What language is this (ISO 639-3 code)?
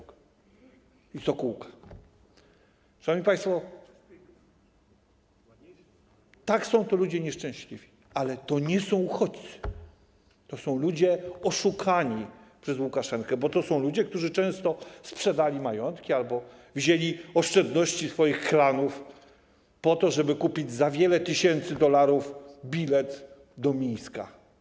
pol